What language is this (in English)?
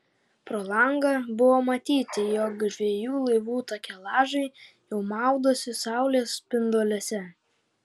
Lithuanian